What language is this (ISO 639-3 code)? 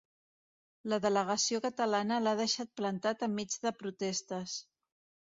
cat